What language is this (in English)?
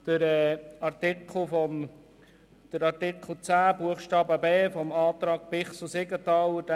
Swiss German